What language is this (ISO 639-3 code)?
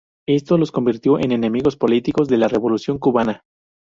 spa